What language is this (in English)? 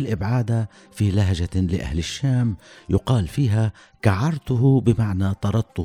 Arabic